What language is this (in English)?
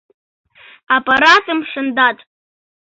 Mari